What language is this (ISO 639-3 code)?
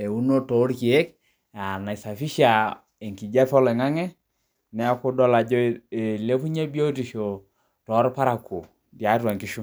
mas